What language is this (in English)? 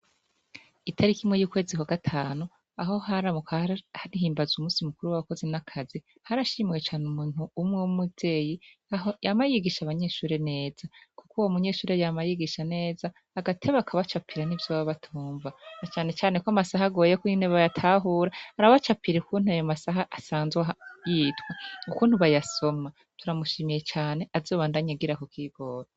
Rundi